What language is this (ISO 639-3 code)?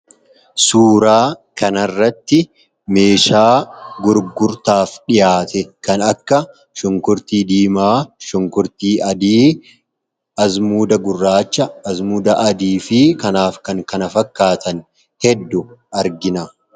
orm